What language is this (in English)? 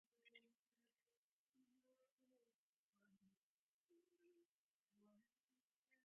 Divehi